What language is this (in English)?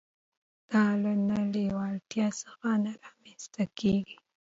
Pashto